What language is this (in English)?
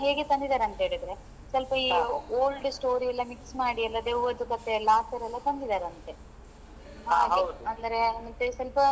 Kannada